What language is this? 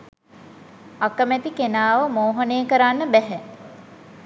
Sinhala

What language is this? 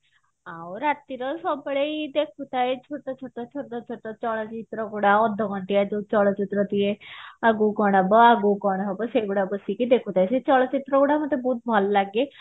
Odia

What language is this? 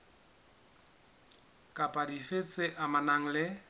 Southern Sotho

